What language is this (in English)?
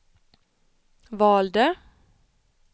Swedish